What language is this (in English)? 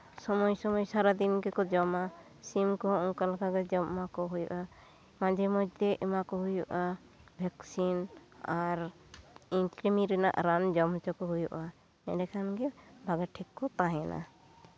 Santali